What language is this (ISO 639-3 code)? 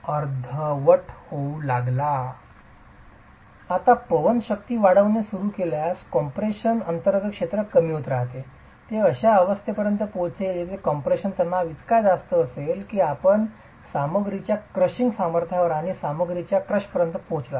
mar